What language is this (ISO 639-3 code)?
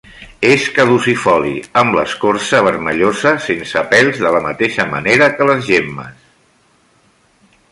cat